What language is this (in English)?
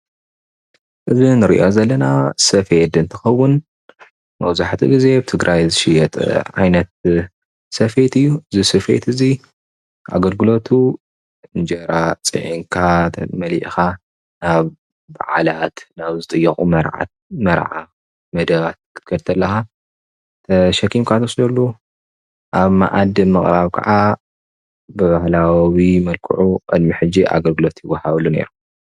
Tigrinya